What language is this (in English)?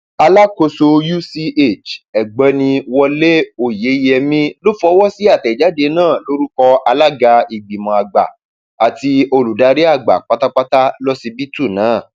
Yoruba